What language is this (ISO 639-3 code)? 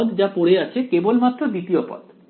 ben